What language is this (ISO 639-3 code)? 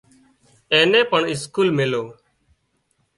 kxp